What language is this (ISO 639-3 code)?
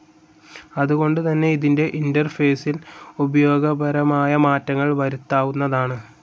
mal